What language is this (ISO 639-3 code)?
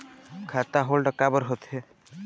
hne